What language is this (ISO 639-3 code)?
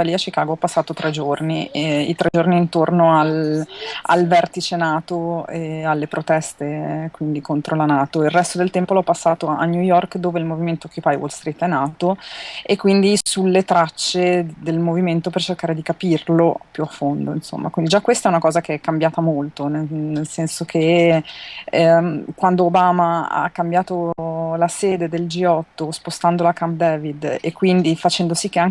ita